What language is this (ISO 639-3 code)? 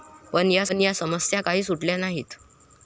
mar